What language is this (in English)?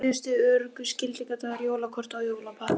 Icelandic